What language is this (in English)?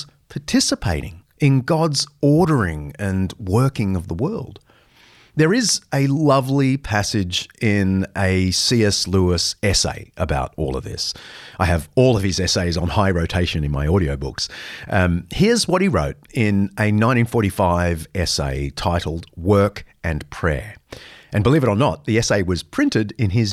English